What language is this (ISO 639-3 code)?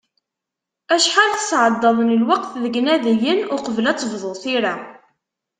kab